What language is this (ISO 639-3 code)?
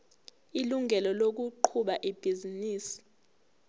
zul